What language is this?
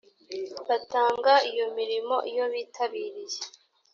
Kinyarwanda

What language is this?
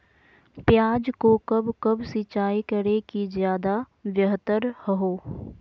Magahi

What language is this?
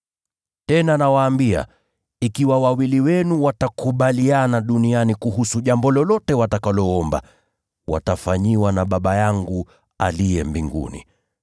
Swahili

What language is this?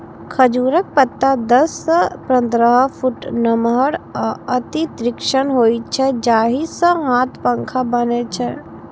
Maithili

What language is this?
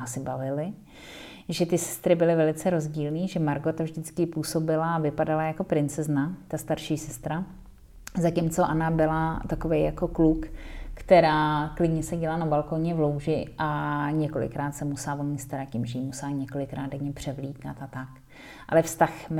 Czech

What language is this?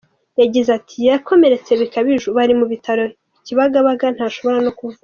Kinyarwanda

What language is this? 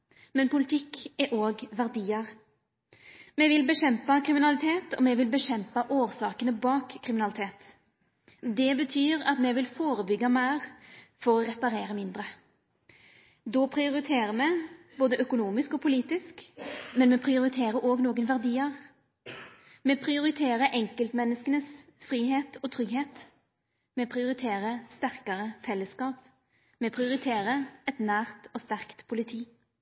Norwegian Nynorsk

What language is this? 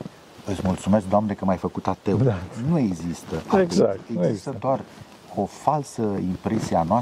Romanian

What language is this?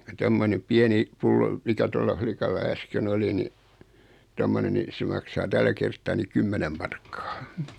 Finnish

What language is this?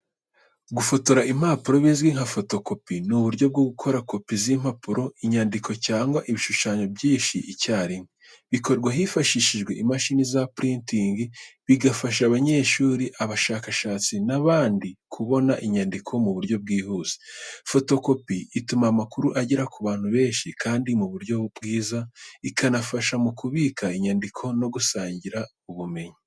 Kinyarwanda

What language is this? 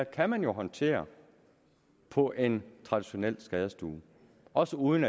Danish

